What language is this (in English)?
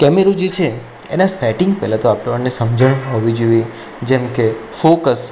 Gujarati